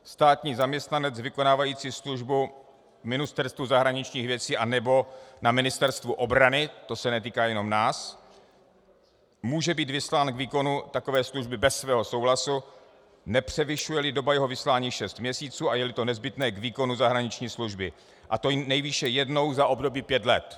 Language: Czech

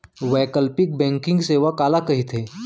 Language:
Chhattisgarhi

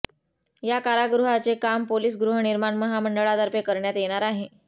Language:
Marathi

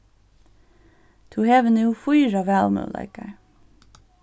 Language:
Faroese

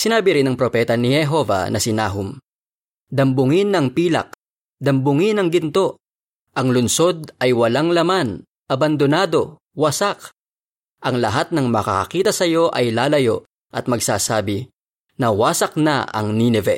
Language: Filipino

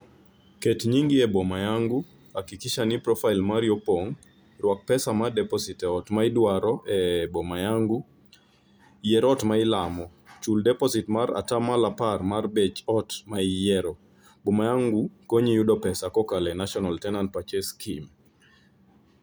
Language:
Luo (Kenya and Tanzania)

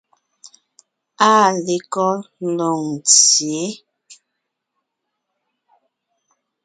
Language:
Ngiemboon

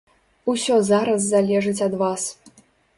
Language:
Belarusian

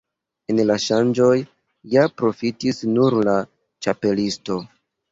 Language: Esperanto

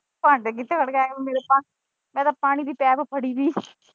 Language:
Punjabi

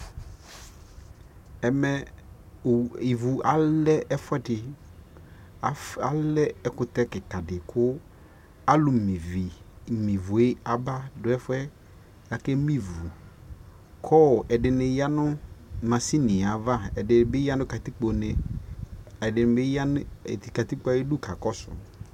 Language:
Ikposo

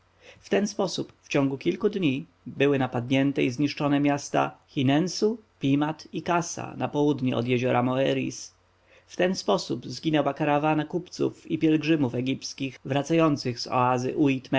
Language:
Polish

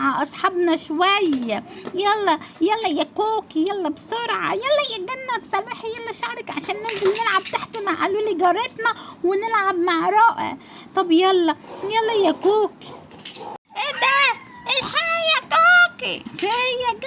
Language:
Arabic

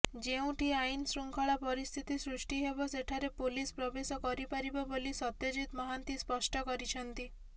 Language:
Odia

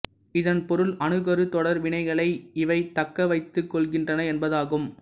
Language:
Tamil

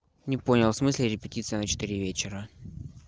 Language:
Russian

